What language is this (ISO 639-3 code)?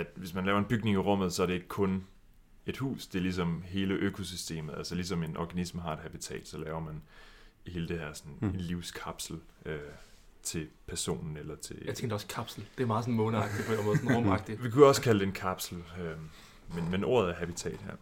dan